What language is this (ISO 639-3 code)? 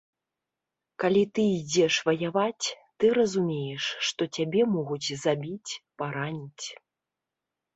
bel